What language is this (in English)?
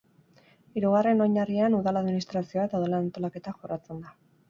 Basque